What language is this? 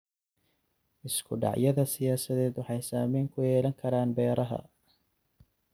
Somali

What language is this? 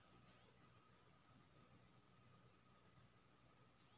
Maithili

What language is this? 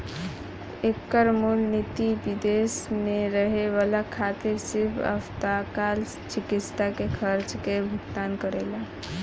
Bhojpuri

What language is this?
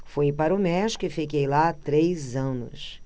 Portuguese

